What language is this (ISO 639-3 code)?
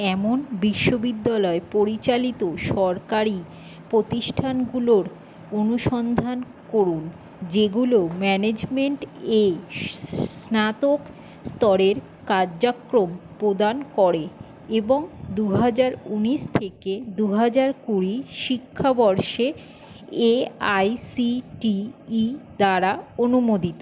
ben